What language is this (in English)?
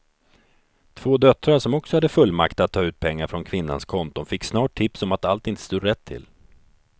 Swedish